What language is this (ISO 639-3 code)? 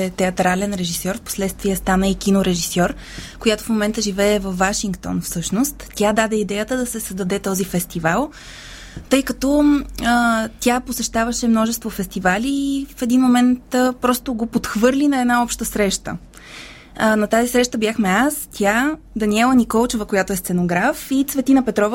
bul